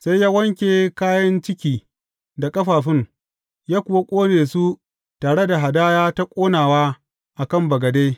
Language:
Hausa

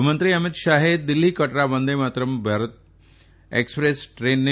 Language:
Gujarati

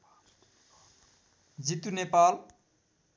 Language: Nepali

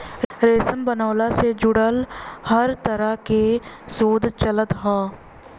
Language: Bhojpuri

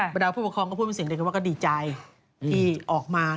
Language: Thai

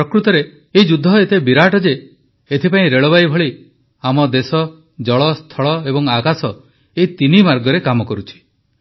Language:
Odia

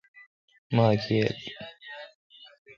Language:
Kalkoti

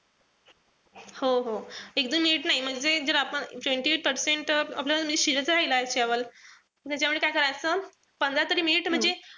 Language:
Marathi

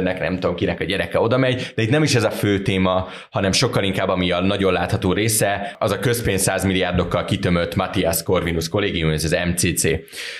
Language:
Hungarian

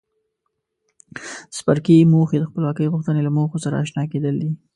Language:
Pashto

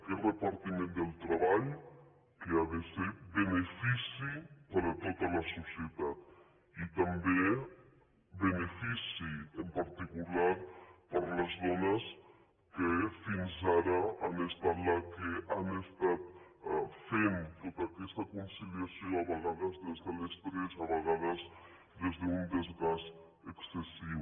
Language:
Catalan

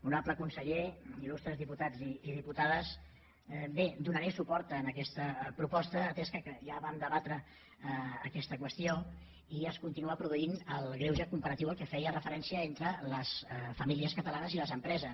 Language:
Catalan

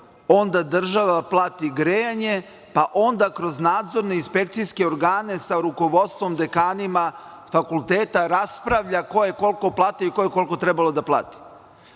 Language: Serbian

